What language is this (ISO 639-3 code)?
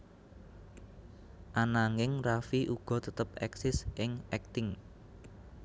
jav